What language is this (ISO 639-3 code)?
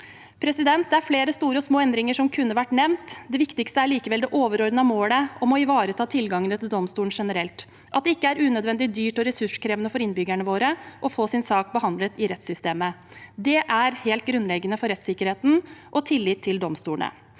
nor